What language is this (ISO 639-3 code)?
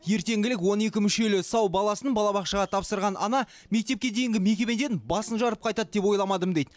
kaz